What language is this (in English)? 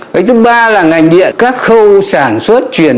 Vietnamese